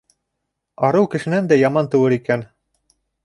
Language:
Bashkir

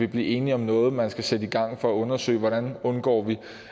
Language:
Danish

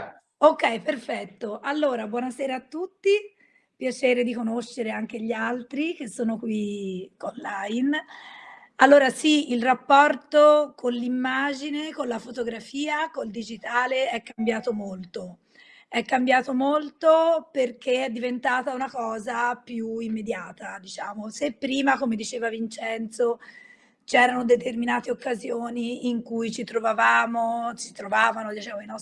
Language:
Italian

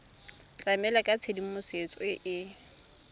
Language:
Tswana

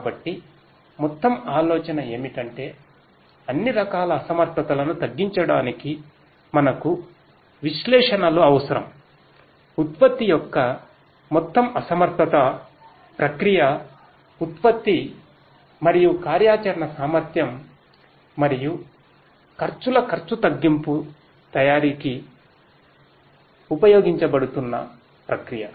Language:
Telugu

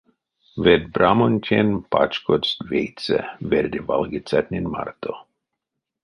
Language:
Erzya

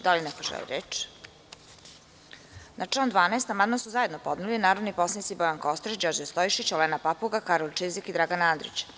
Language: Serbian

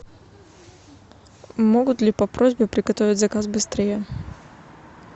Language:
Russian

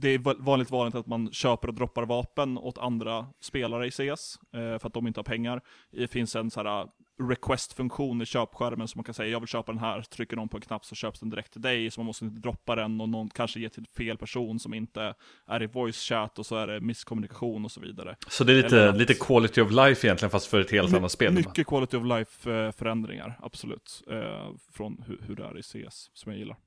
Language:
Swedish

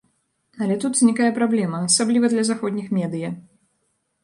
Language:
Belarusian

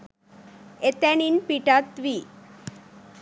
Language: Sinhala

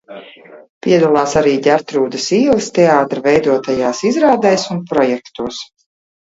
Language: Latvian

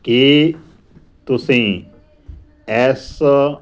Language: Punjabi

